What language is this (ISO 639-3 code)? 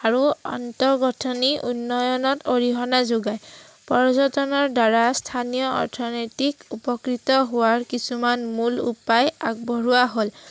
asm